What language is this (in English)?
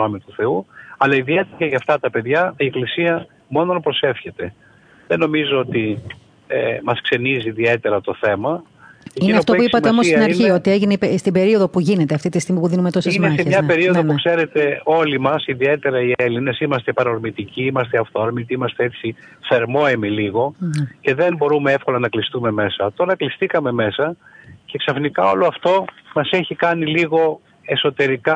Greek